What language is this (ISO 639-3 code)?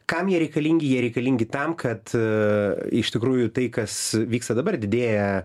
lit